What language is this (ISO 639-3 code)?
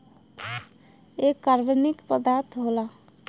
bho